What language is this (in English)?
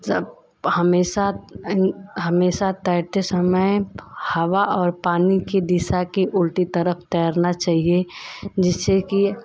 Hindi